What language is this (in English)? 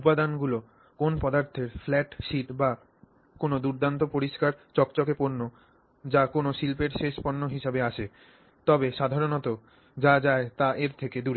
Bangla